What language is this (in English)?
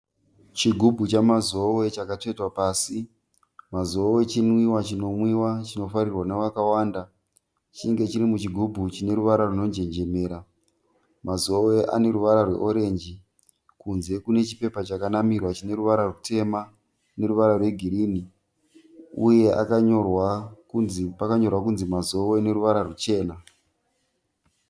Shona